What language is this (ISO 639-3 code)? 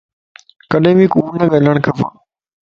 lss